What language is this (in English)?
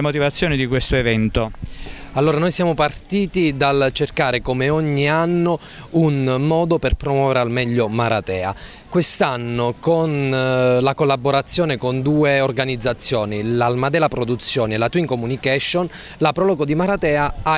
Italian